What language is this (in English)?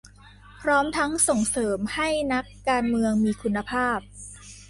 Thai